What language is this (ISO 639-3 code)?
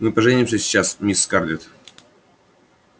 rus